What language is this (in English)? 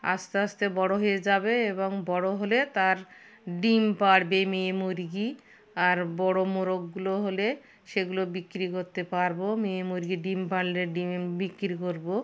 Bangla